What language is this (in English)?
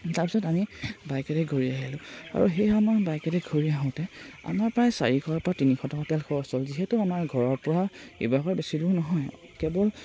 Assamese